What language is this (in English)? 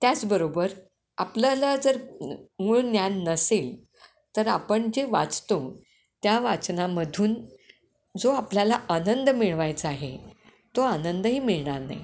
Marathi